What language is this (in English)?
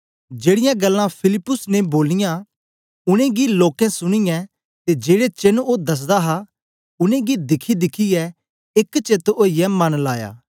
Dogri